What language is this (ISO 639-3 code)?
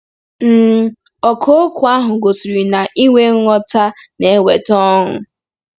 ibo